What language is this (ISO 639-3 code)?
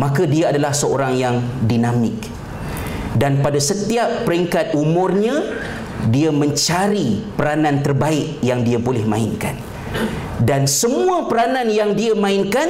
msa